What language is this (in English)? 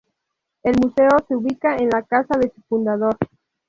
Spanish